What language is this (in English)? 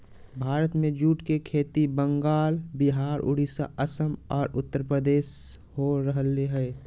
Magahi